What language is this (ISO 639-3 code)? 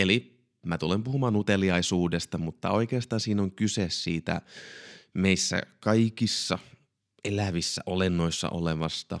fin